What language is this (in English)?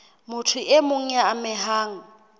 Southern Sotho